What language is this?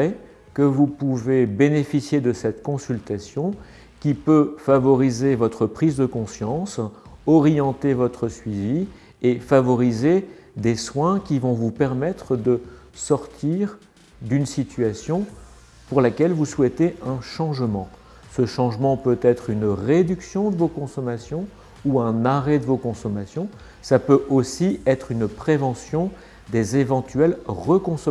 French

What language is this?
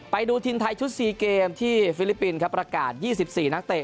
Thai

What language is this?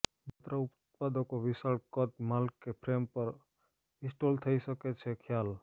Gujarati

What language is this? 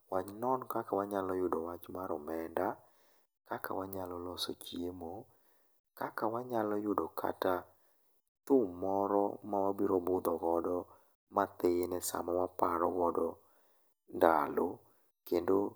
Luo (Kenya and Tanzania)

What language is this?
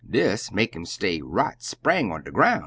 English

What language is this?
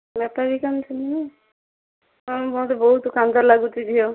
Odia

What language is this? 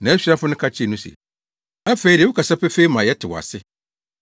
Akan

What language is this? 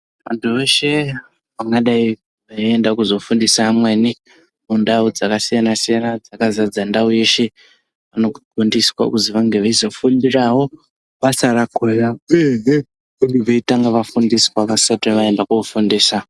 Ndau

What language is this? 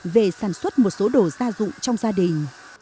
Vietnamese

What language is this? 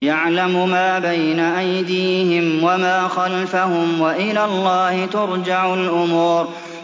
Arabic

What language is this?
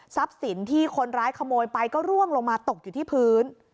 Thai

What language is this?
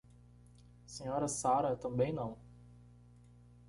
Portuguese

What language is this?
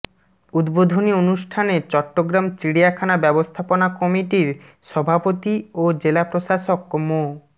Bangla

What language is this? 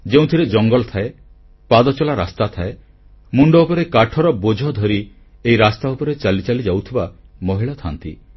Odia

